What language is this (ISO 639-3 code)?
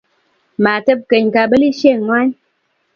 kln